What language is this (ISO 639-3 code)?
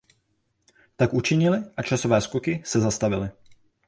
ces